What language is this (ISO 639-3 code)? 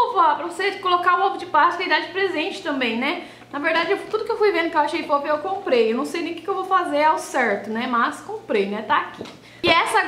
por